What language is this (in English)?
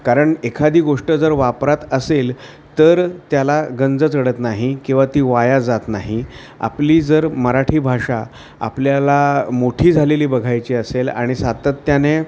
Marathi